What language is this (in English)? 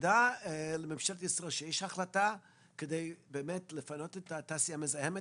Hebrew